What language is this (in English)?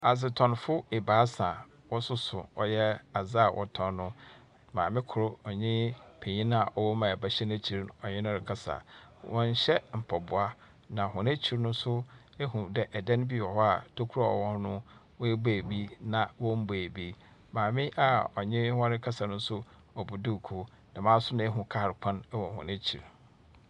Akan